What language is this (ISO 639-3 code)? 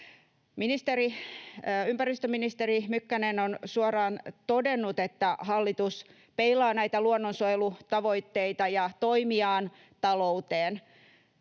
fin